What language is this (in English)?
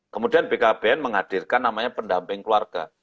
Indonesian